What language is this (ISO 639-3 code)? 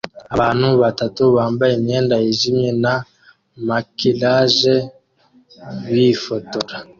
kin